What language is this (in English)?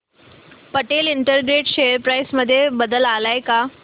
Marathi